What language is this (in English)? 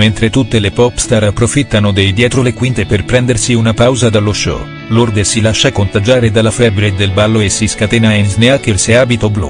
Italian